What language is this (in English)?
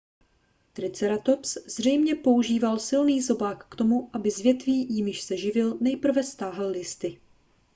Czech